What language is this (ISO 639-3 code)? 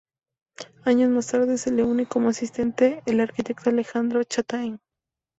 spa